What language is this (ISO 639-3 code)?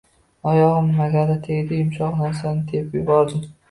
uzb